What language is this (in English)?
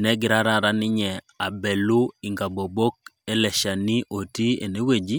Masai